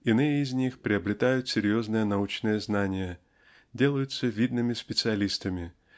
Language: Russian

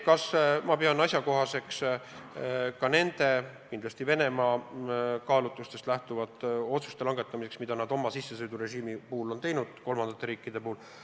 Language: Estonian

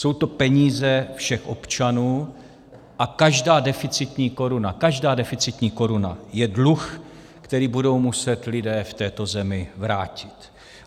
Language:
Czech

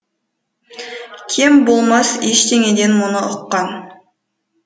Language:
Kazakh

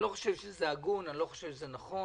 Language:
Hebrew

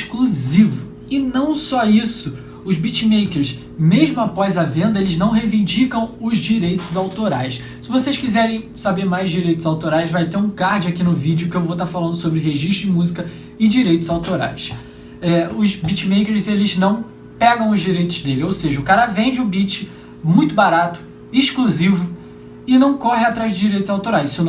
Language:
Portuguese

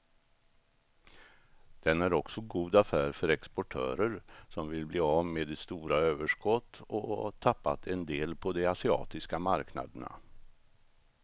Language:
Swedish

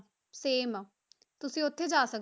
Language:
Punjabi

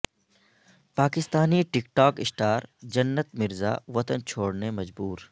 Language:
Urdu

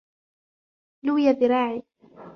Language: Arabic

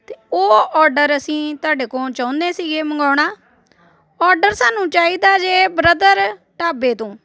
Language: Punjabi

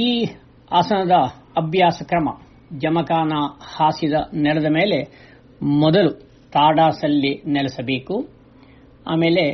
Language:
Kannada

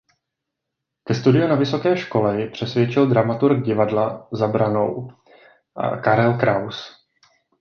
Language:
Czech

